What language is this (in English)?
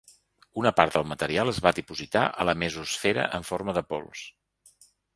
Catalan